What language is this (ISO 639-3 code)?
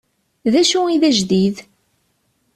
kab